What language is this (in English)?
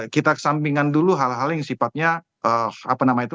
Indonesian